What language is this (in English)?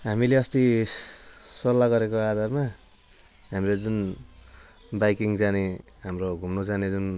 Nepali